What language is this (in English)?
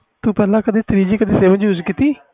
Punjabi